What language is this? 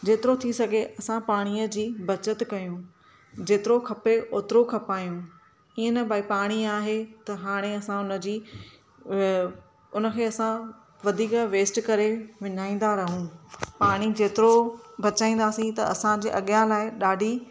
Sindhi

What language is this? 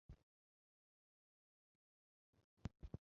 Chinese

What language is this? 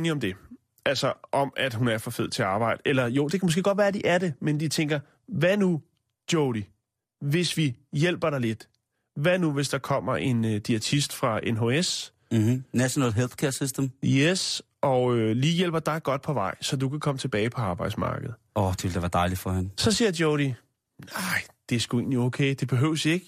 Danish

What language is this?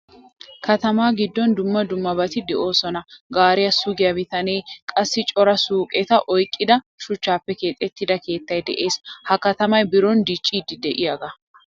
Wolaytta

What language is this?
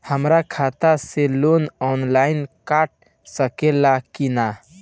Bhojpuri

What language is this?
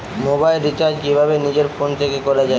Bangla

